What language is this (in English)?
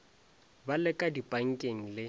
Northern Sotho